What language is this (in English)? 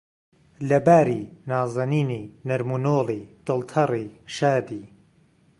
Central Kurdish